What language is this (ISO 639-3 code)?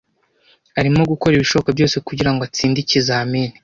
kin